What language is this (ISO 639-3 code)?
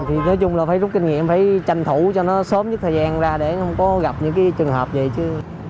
vie